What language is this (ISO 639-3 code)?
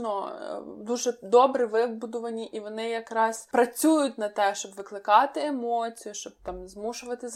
ukr